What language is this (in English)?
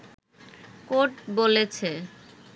Bangla